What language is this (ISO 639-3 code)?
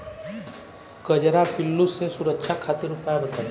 bho